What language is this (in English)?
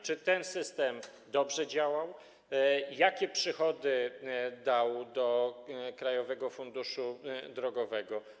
Polish